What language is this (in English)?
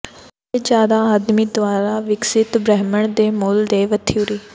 Punjabi